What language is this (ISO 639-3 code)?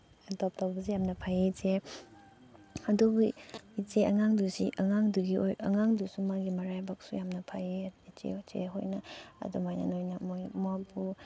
mni